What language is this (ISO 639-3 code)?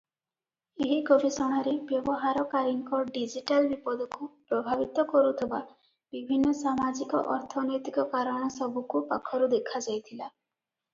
ori